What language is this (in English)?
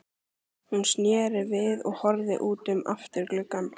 Icelandic